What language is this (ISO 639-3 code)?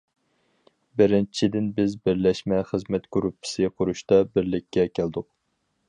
uig